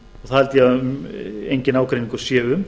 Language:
Icelandic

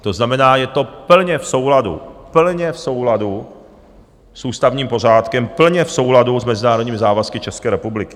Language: Czech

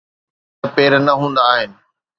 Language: Sindhi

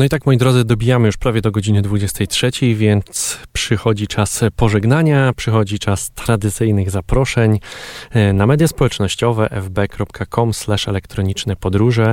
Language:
Polish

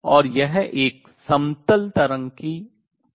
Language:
Hindi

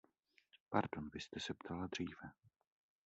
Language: Czech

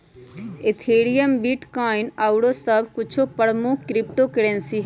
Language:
Magahi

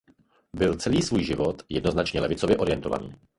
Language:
Czech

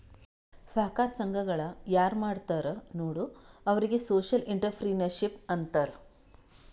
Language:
Kannada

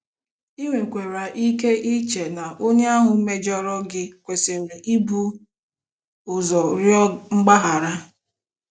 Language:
Igbo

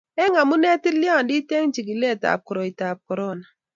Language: Kalenjin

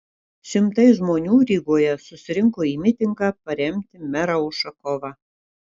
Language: Lithuanian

